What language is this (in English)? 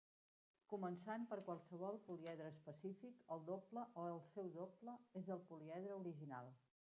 Catalan